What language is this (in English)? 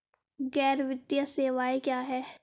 Hindi